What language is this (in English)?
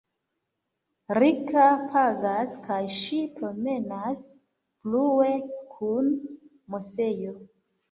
Esperanto